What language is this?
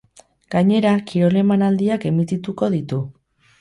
Basque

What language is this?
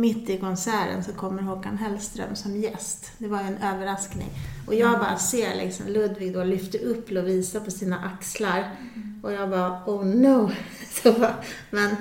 Swedish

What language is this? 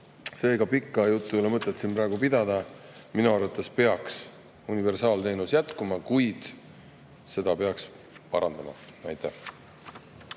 Estonian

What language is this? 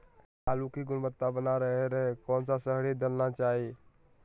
Magahi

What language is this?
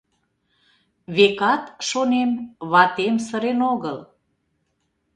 Mari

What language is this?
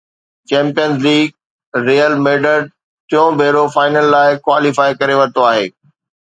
Sindhi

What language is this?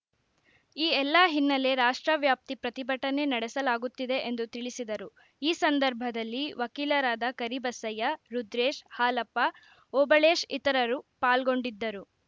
Kannada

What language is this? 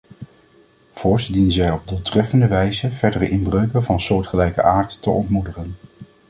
Dutch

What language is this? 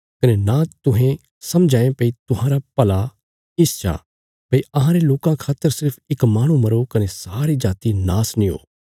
Bilaspuri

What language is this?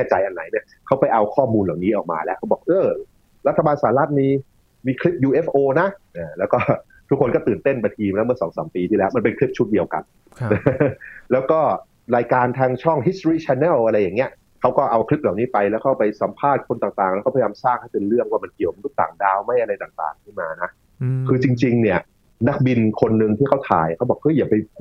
Thai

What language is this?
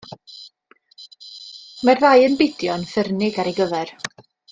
Welsh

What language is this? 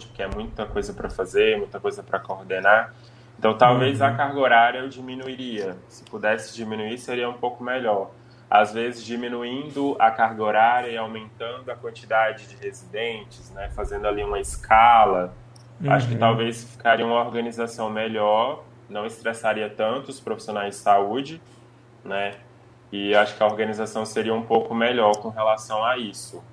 Portuguese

